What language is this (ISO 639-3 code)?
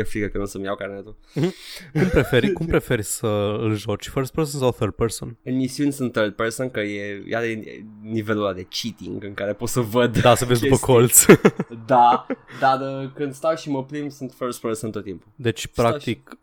ron